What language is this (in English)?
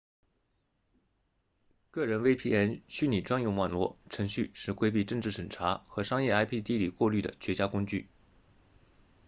Chinese